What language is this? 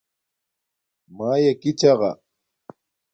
Domaaki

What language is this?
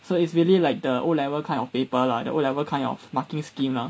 English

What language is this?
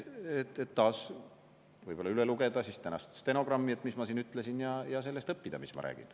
Estonian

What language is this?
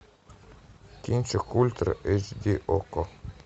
Russian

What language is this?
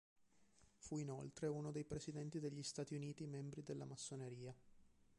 Italian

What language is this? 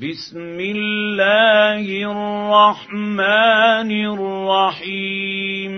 Arabic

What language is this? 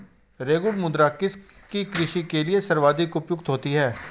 Hindi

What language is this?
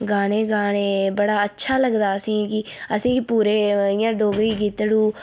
Dogri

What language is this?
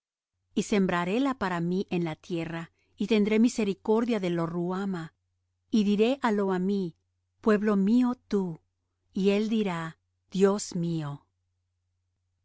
Spanish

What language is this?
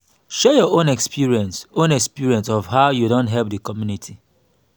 Nigerian Pidgin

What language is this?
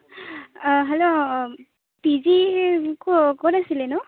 Assamese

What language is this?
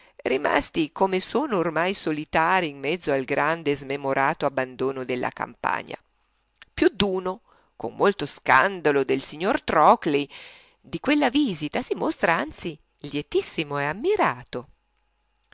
Italian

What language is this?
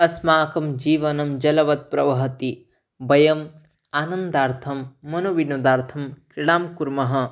Sanskrit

